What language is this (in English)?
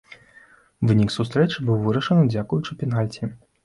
Belarusian